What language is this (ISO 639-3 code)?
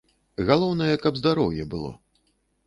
bel